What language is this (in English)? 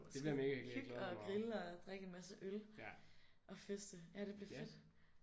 Danish